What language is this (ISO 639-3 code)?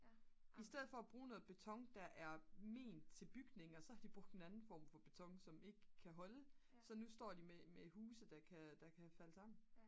dan